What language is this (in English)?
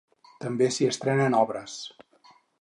Catalan